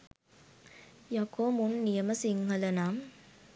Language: Sinhala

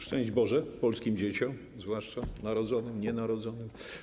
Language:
Polish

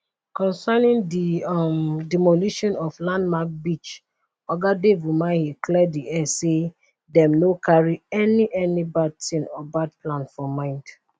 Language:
Nigerian Pidgin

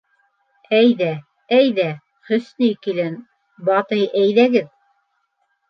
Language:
Bashkir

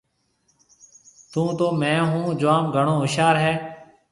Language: Marwari (Pakistan)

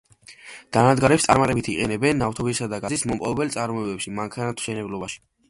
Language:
Georgian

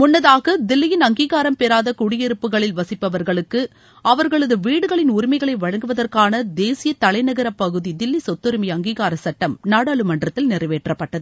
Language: Tamil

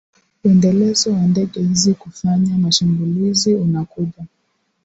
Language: Swahili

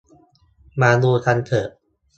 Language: Thai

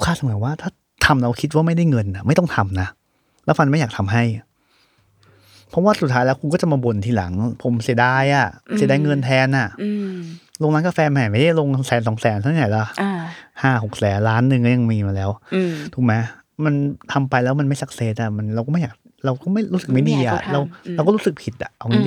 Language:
Thai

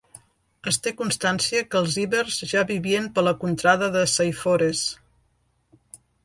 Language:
Catalan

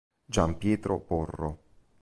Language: Italian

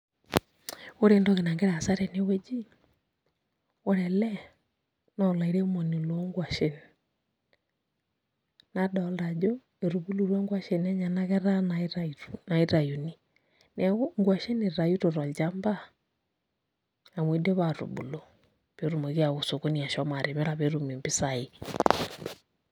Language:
Masai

